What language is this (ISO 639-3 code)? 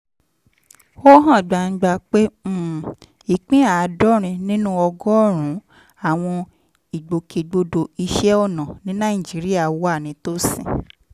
yor